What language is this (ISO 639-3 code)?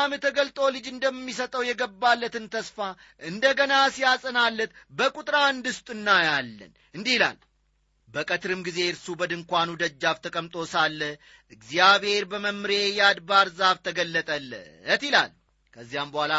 amh